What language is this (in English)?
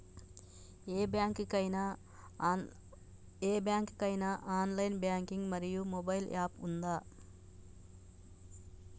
Telugu